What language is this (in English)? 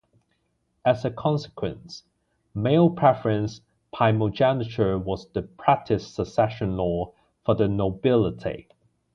English